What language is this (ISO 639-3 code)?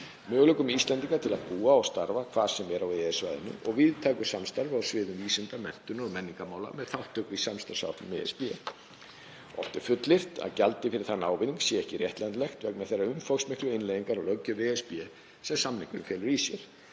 isl